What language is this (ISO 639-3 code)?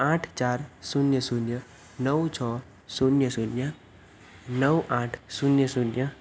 guj